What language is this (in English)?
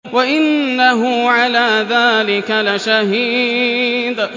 Arabic